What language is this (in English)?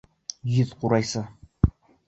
Bashkir